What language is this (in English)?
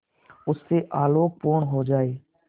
Hindi